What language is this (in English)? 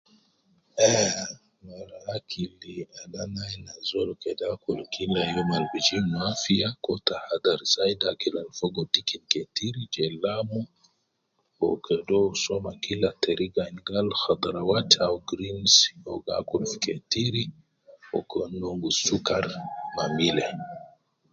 Nubi